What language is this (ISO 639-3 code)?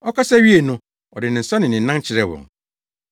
aka